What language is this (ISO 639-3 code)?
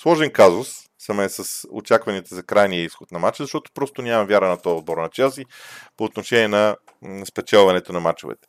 bul